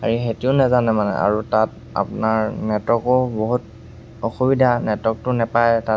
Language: Assamese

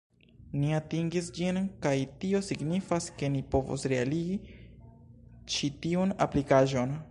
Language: Esperanto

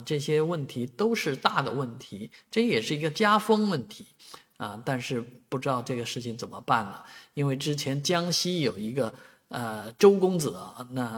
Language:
Chinese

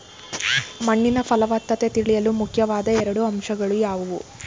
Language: Kannada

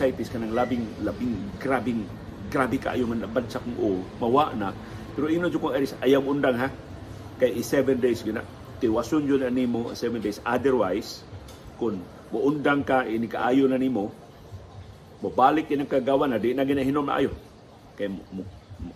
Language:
Filipino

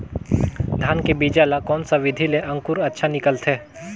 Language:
Chhattisgarhi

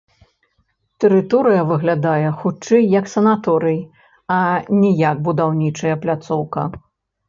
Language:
Belarusian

